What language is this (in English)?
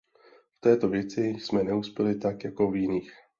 Czech